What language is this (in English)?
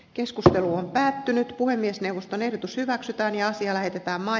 Finnish